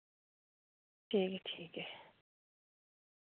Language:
Dogri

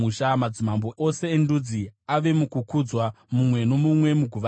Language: Shona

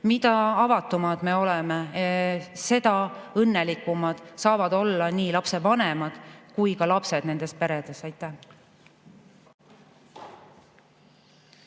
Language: Estonian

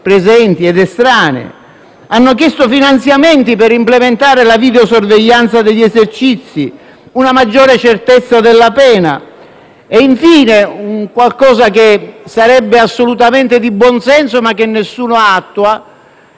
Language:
Italian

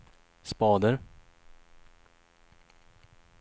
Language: Swedish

